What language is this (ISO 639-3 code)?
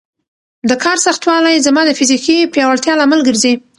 pus